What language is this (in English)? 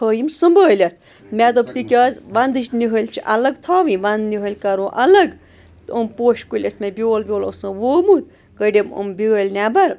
Kashmiri